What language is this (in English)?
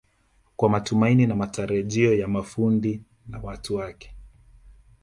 Swahili